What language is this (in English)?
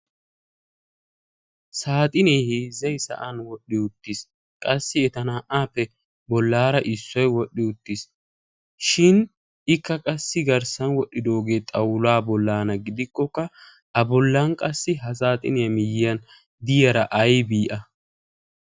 Wolaytta